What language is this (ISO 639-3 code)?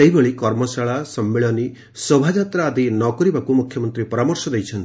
ori